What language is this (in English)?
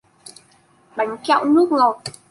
Vietnamese